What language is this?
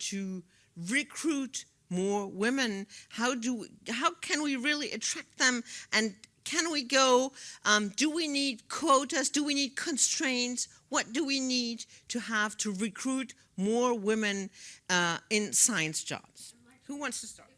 English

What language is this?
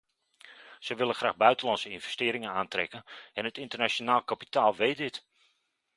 Dutch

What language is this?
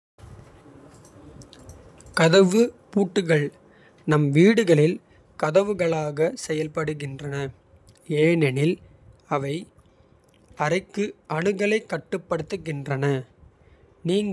Kota (India)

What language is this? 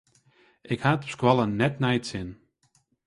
Western Frisian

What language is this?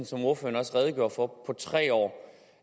Danish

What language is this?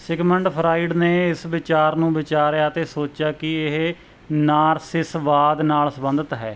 Punjabi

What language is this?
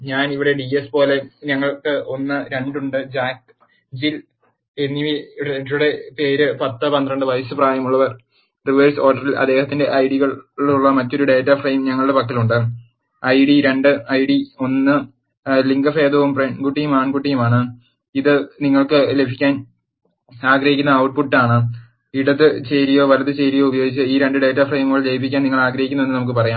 Malayalam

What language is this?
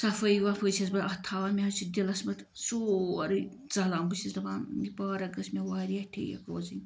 Kashmiri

